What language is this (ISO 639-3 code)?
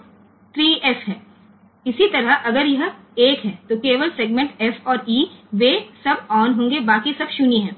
guj